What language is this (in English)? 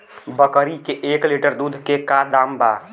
Bhojpuri